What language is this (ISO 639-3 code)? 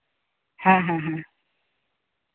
sat